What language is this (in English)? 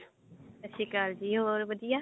Punjabi